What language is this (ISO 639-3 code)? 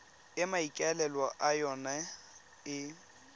tsn